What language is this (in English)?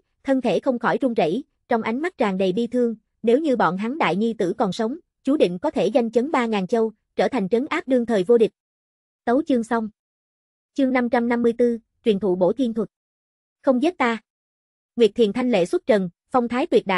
Vietnamese